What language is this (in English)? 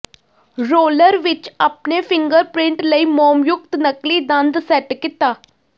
Punjabi